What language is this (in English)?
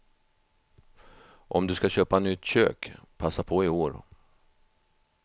Swedish